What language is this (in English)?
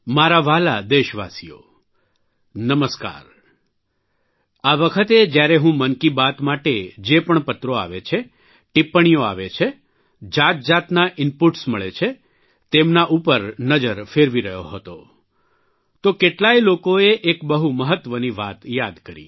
Gujarati